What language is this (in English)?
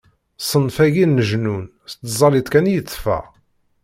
Kabyle